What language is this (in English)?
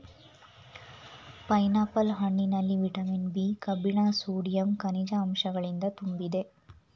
Kannada